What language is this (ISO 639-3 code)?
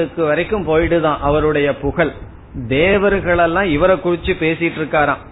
tam